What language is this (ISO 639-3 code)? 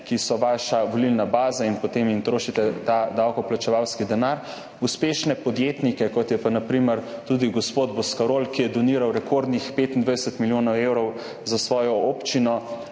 slv